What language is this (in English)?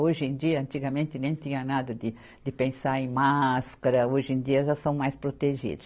Portuguese